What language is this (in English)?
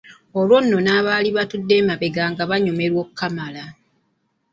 Ganda